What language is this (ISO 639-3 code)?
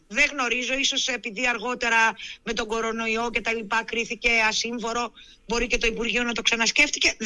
ell